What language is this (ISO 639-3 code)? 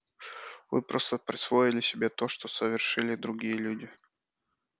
rus